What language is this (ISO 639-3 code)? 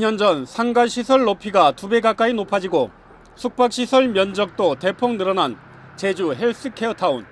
kor